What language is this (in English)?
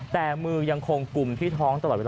Thai